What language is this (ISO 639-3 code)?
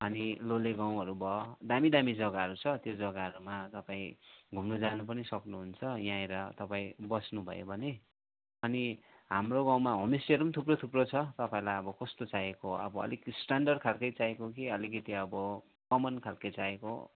nep